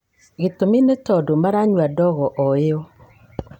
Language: Kikuyu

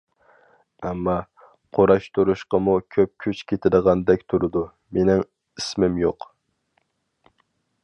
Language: Uyghur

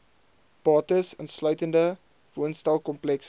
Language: Afrikaans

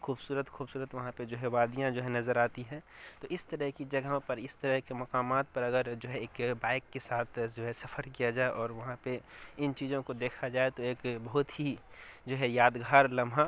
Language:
Urdu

